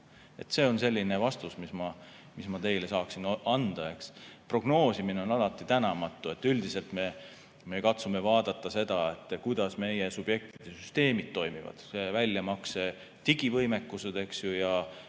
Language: Estonian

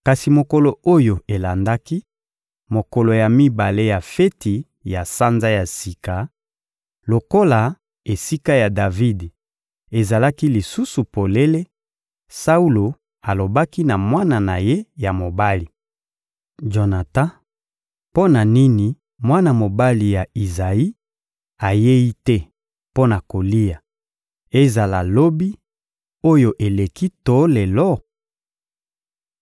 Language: Lingala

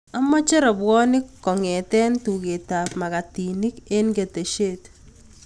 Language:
Kalenjin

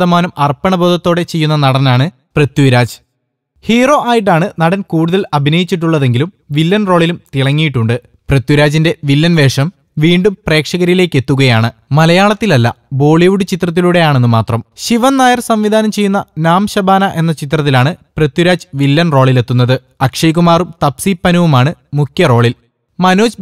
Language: Norwegian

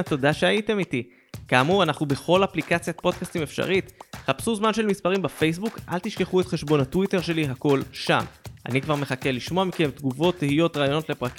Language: Hebrew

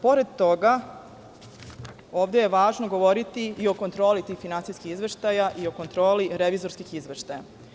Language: Serbian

